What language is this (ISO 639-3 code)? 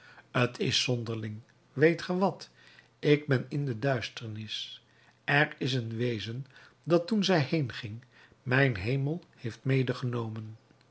nld